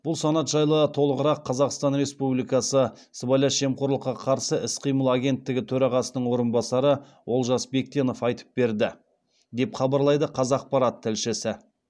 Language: Kazakh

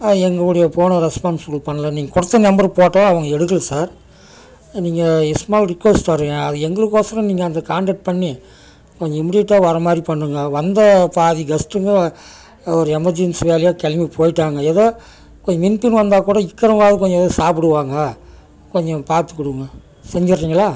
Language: Tamil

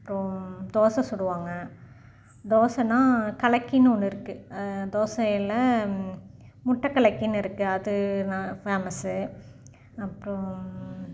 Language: Tamil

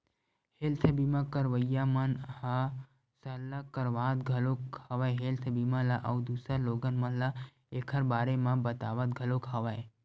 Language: Chhattisgarhi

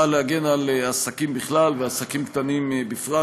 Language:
Hebrew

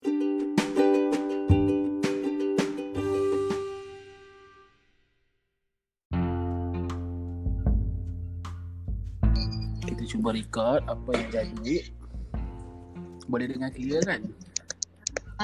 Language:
Malay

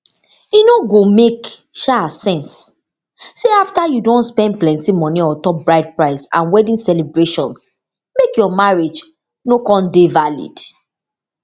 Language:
Nigerian Pidgin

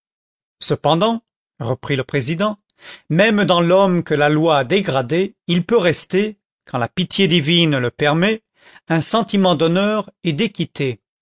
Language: French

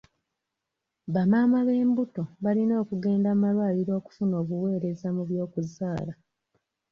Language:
Ganda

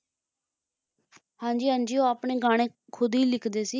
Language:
Punjabi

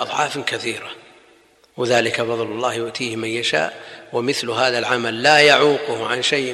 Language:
Arabic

